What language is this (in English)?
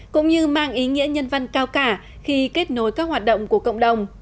Vietnamese